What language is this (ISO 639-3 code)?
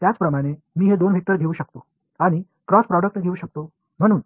tam